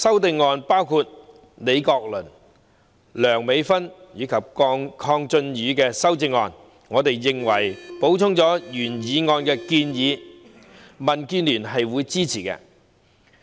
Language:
Cantonese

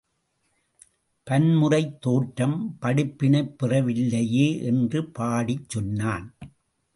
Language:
Tamil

